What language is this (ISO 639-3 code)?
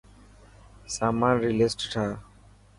mki